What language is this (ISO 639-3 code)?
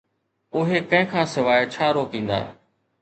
snd